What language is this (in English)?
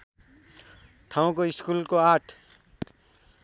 Nepali